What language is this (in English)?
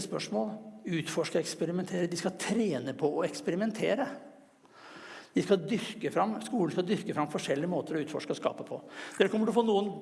Norwegian